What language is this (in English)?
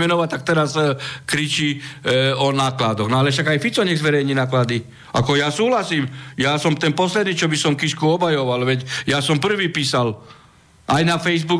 Slovak